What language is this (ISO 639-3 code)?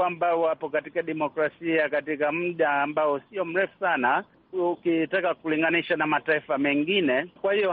swa